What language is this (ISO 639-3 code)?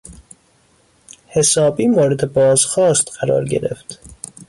fas